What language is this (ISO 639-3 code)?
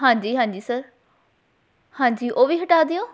pan